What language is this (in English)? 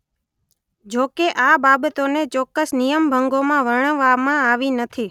Gujarati